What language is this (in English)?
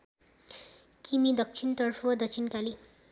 Nepali